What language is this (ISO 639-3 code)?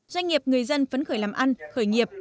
vie